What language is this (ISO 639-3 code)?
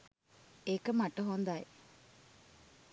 sin